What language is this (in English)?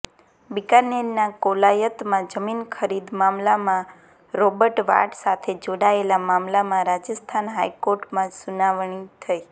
Gujarati